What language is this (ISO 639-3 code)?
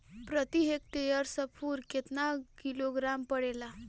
bho